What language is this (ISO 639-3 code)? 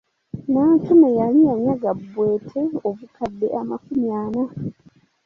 lug